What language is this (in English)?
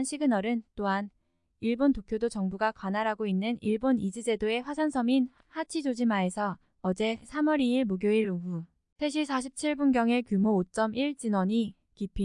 Korean